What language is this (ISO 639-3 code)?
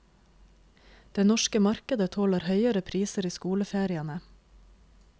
nor